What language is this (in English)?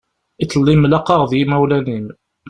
Kabyle